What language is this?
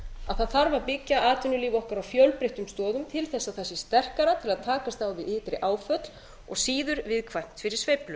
Icelandic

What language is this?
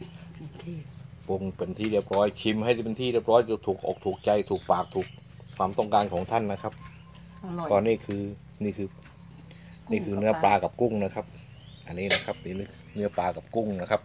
Thai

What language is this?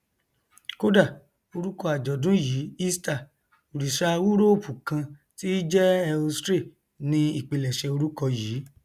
Yoruba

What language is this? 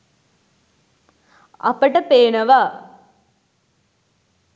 Sinhala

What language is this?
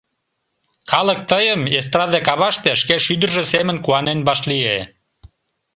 Mari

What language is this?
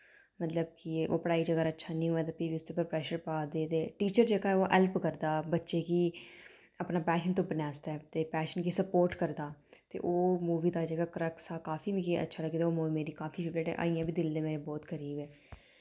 Dogri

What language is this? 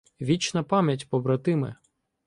Ukrainian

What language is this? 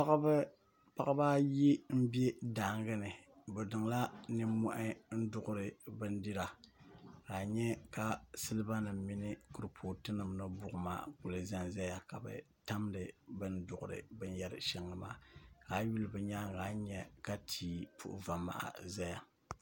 Dagbani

